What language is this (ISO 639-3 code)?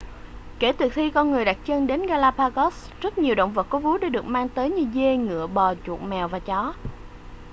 vie